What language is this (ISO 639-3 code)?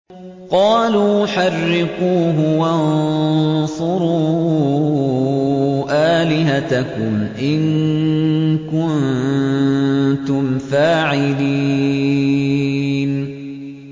ara